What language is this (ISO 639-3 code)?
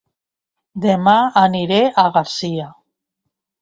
cat